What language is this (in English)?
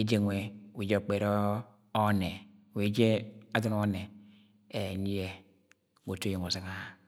Agwagwune